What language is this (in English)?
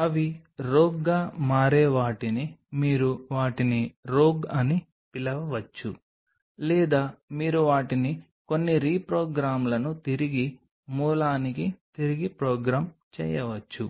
Telugu